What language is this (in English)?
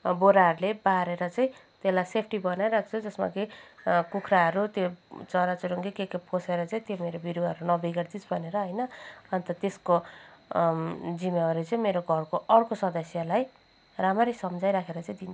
Nepali